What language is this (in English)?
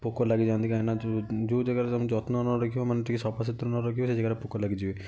Odia